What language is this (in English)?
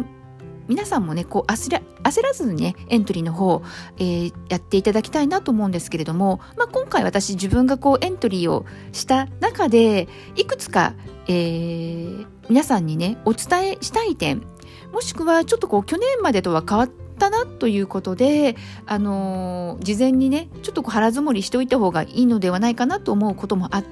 Japanese